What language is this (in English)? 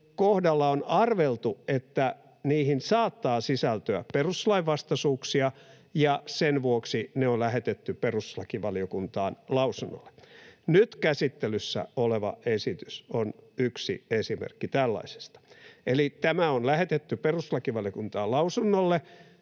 Finnish